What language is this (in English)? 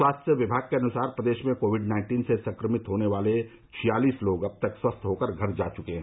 Hindi